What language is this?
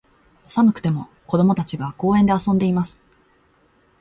Japanese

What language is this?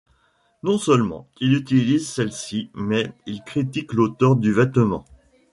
French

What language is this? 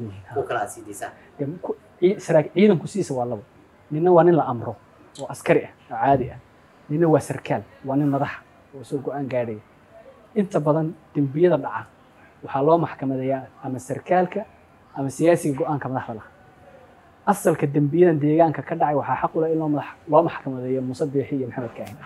Arabic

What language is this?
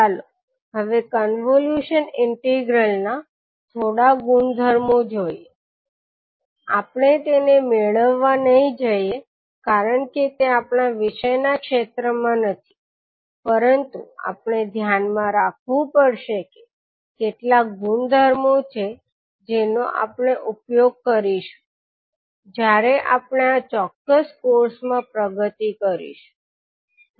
Gujarati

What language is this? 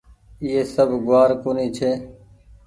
Goaria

